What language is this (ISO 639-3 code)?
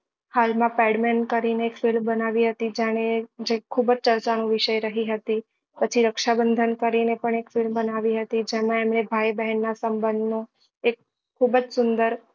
guj